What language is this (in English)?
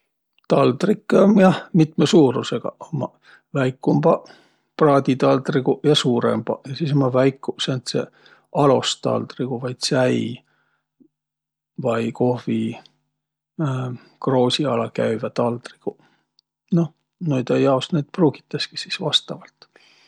Võro